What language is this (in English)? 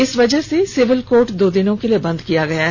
Hindi